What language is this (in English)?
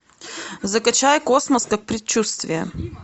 Russian